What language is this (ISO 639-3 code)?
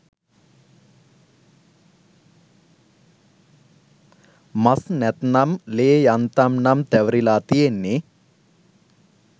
sin